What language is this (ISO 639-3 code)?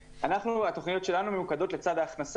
heb